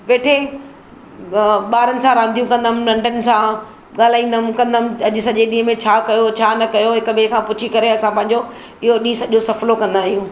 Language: Sindhi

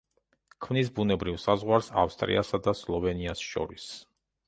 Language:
Georgian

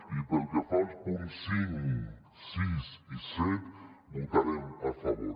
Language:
Catalan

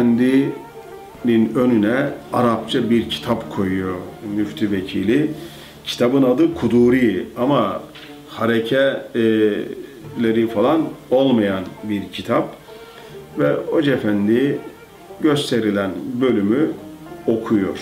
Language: Turkish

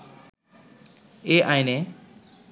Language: Bangla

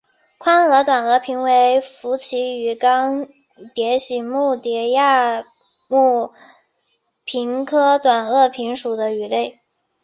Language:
Chinese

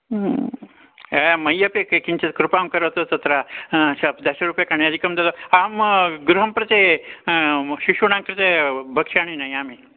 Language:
Sanskrit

